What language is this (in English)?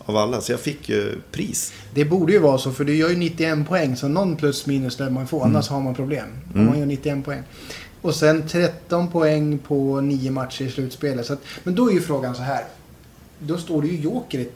Swedish